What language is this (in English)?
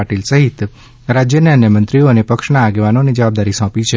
Gujarati